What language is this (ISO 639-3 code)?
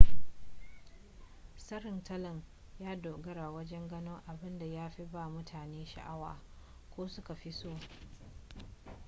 hau